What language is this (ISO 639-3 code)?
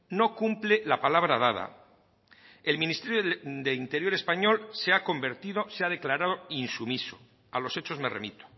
spa